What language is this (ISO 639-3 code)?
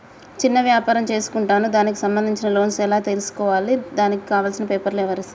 tel